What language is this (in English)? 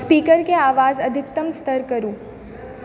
Maithili